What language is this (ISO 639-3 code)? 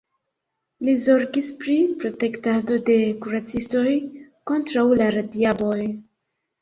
epo